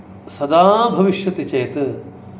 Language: Sanskrit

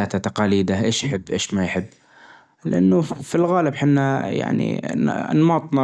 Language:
Najdi Arabic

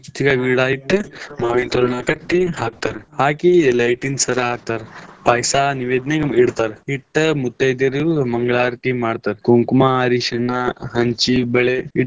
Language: Kannada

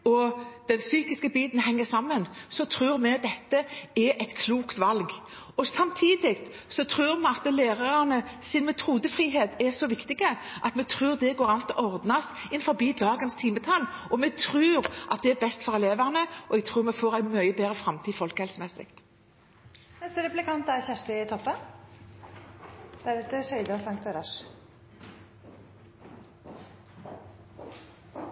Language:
Norwegian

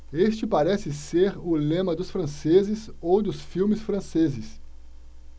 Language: Portuguese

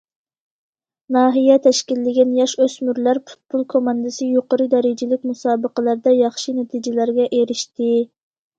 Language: Uyghur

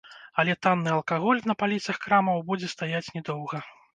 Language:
Belarusian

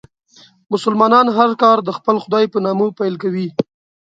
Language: Pashto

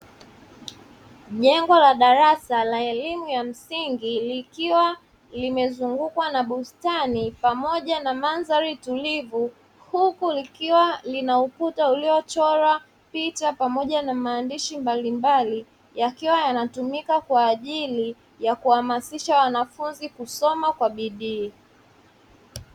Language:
Swahili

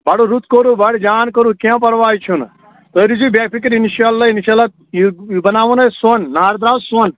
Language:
Kashmiri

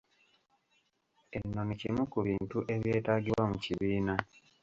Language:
Ganda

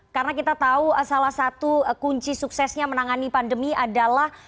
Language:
Indonesian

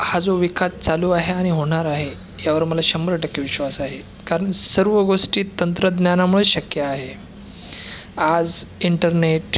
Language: Marathi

